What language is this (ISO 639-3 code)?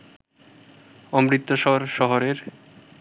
ben